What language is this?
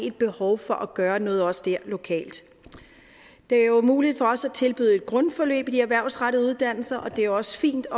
Danish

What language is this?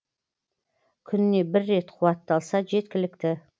Kazakh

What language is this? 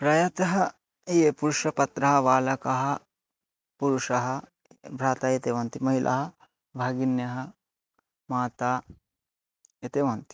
Sanskrit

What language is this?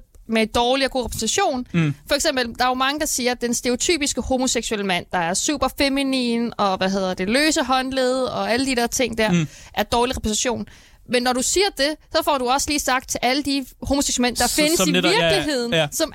Danish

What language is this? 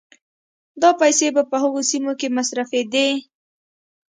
Pashto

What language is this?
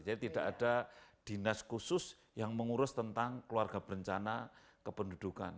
Indonesian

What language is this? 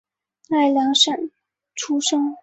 Chinese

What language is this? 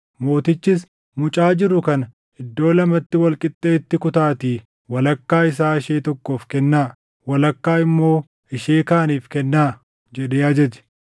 Oromo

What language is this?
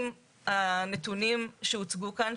Hebrew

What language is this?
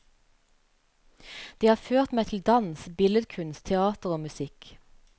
Norwegian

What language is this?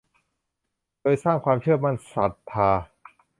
Thai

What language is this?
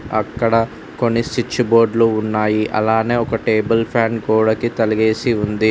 Telugu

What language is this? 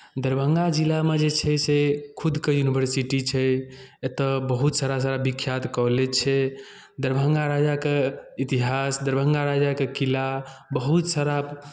Maithili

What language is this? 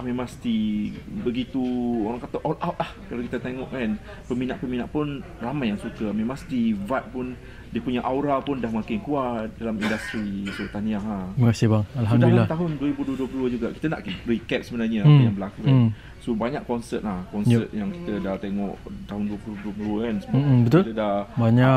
Malay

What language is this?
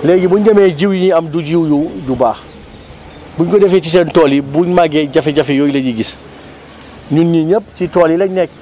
Wolof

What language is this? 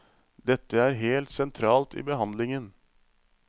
Norwegian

